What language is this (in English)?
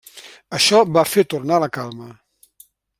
Catalan